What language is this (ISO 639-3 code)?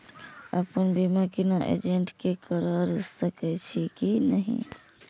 mai